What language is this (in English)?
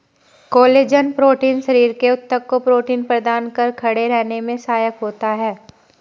Hindi